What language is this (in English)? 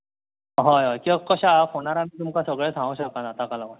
Konkani